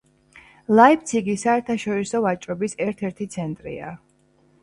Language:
Georgian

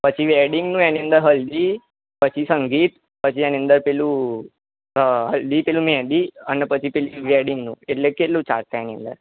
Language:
Gujarati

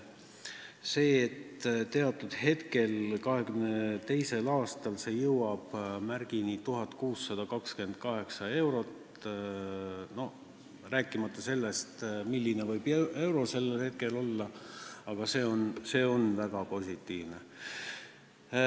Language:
Estonian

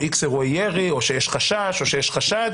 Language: Hebrew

